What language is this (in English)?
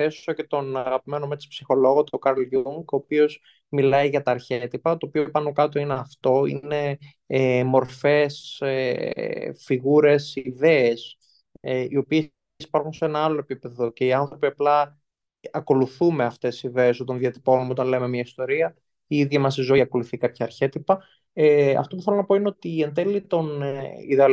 Greek